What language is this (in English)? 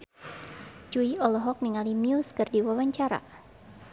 Sundanese